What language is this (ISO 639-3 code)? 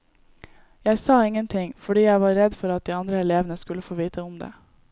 nor